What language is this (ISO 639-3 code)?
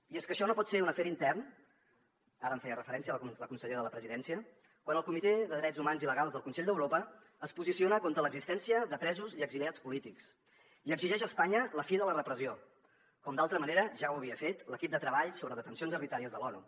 cat